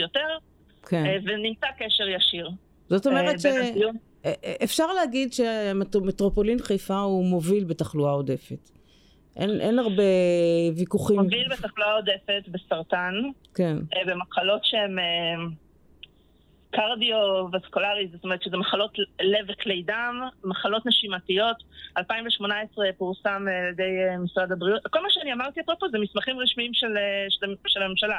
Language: Hebrew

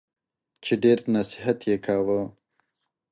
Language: Pashto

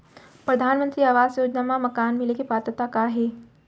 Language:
Chhattisgarhi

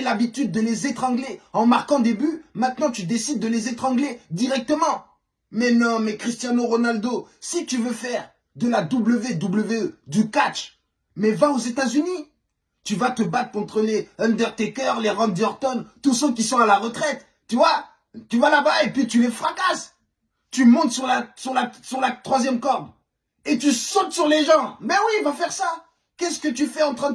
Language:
French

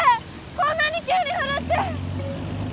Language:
Japanese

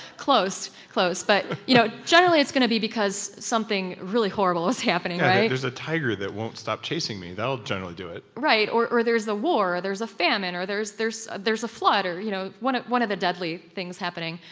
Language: English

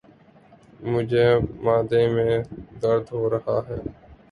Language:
Urdu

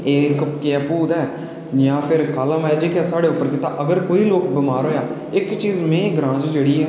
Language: Dogri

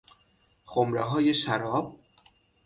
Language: Persian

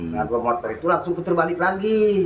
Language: Indonesian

